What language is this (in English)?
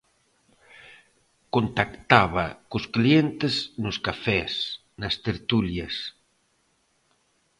Galician